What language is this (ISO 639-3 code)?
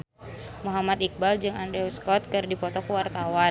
sun